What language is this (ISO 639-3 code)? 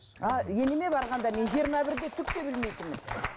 kaz